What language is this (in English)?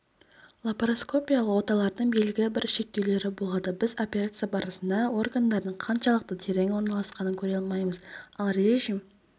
Kazakh